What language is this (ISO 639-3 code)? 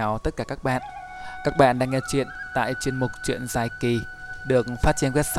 vie